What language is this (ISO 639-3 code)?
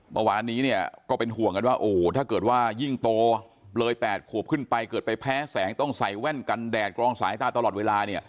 tha